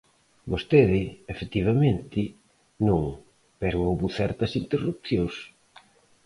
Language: Galician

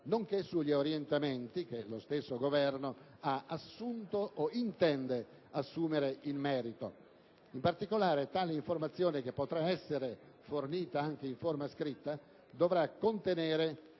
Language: Italian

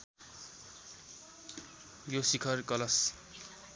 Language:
Nepali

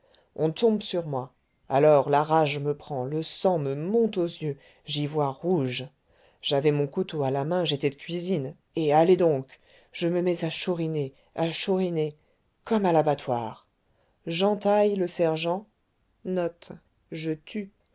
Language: French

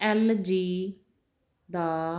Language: Punjabi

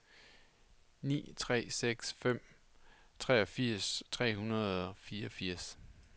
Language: Danish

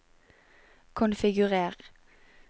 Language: Norwegian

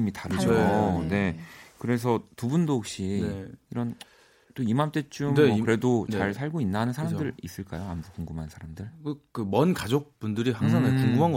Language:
Korean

